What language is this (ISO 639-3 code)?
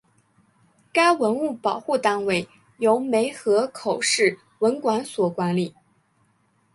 zho